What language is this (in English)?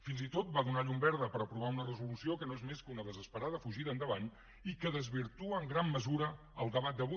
Catalan